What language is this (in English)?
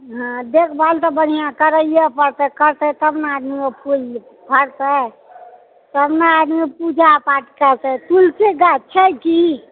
Maithili